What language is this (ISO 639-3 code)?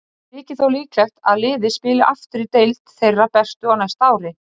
isl